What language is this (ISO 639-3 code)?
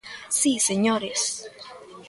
glg